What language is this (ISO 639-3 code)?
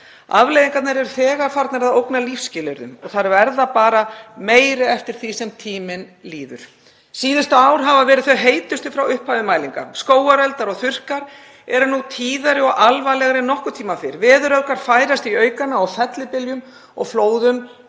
isl